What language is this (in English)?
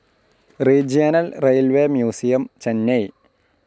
Malayalam